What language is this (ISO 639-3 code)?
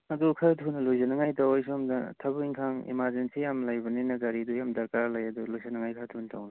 mni